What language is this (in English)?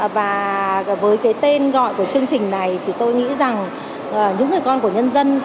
Vietnamese